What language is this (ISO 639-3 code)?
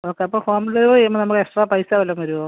mal